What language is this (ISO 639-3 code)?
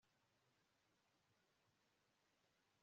kin